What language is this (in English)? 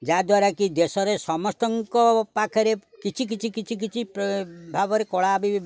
Odia